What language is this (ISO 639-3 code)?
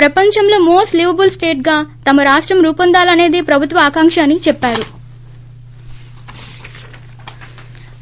tel